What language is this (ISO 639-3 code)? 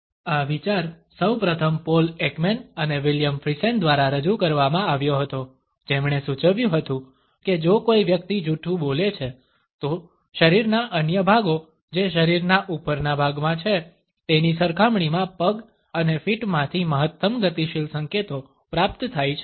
guj